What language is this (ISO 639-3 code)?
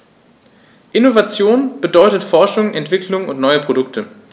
deu